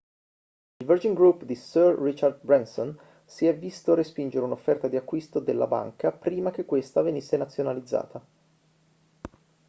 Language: Italian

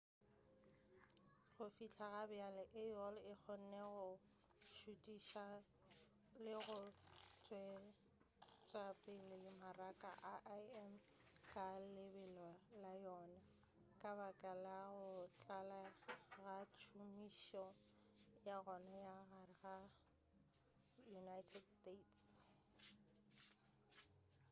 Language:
Northern Sotho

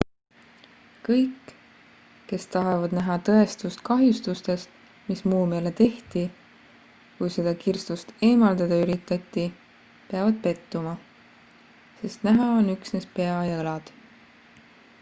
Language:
Estonian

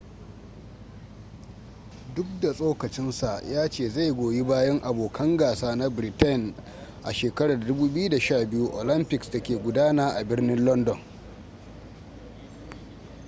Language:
Hausa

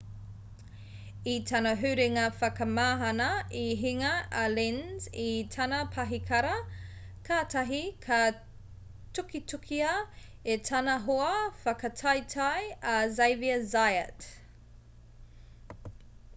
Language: Māori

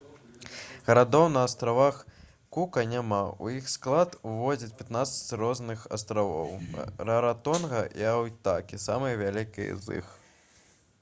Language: Belarusian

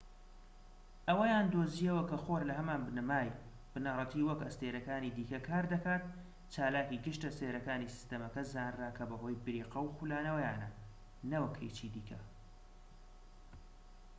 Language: Central Kurdish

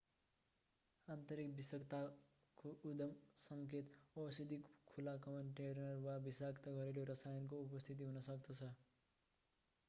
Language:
Nepali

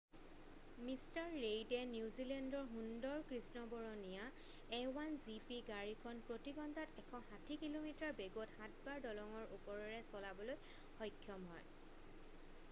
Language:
Assamese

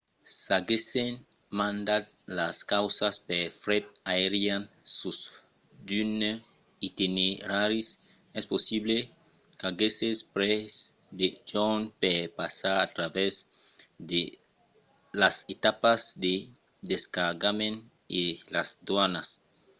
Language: Occitan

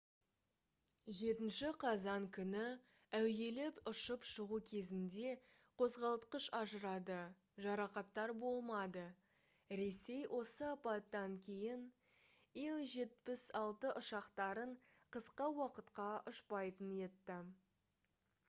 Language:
Kazakh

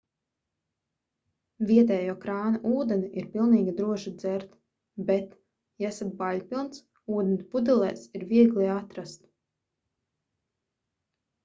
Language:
Latvian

